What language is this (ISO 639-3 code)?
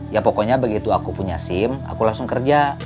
ind